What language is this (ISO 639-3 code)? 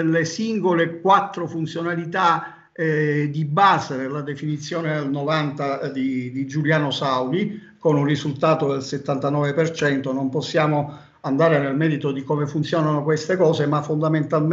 ita